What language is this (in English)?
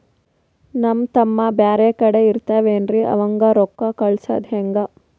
Kannada